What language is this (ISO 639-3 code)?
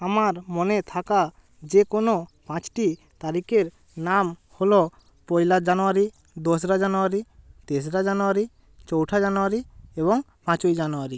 ben